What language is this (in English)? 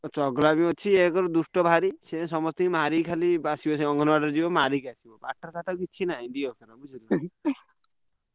Odia